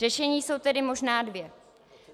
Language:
Czech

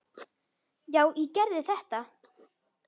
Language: Icelandic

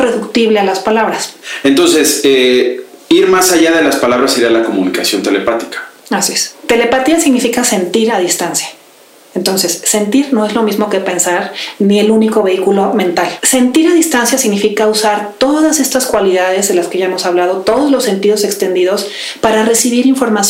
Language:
Spanish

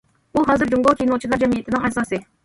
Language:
Uyghur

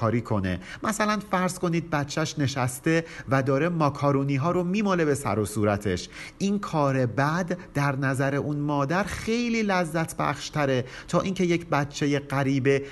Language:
Persian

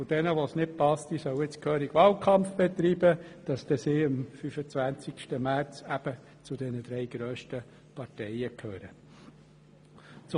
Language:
Swiss German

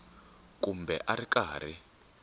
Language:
Tsonga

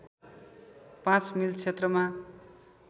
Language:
Nepali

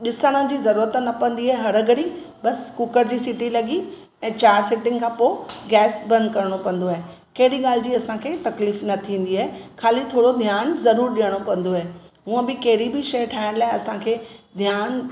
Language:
Sindhi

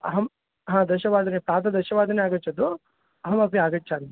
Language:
Sanskrit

